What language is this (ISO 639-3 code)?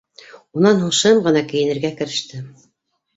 bak